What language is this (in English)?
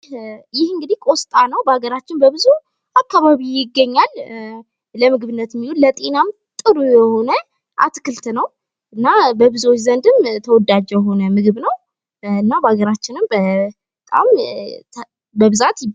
Amharic